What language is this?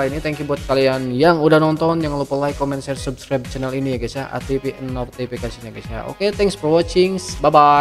Indonesian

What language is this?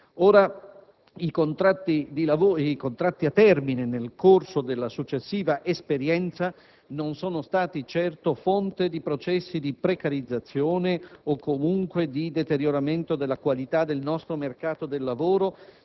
Italian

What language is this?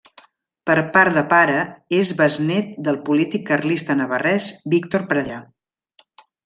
Catalan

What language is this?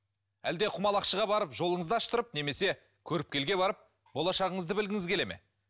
Kazakh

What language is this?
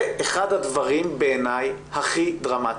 Hebrew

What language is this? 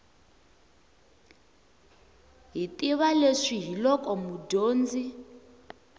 Tsonga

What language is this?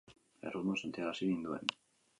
Basque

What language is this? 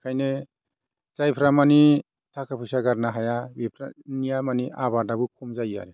Bodo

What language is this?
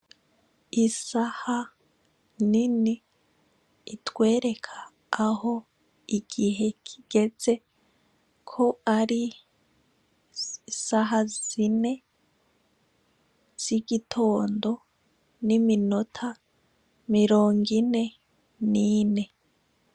Rundi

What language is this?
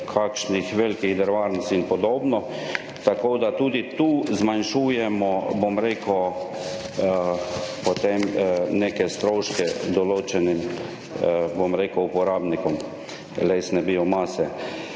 Slovenian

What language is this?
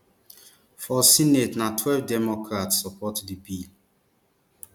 Nigerian Pidgin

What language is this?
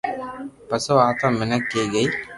Loarki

